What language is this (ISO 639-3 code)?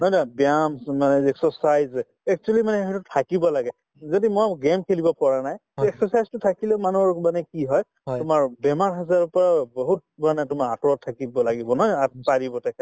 asm